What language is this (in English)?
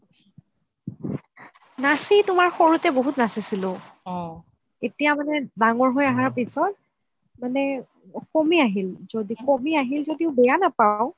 Assamese